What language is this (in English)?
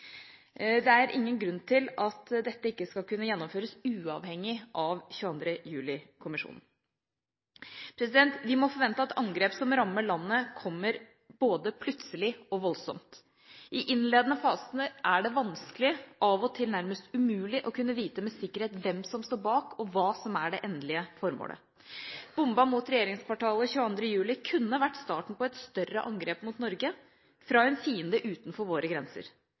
Norwegian Bokmål